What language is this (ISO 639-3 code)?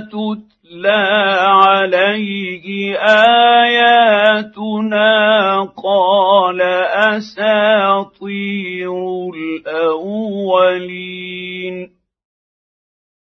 ara